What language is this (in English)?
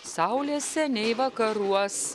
Lithuanian